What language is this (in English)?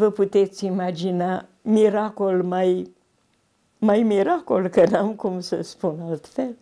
Romanian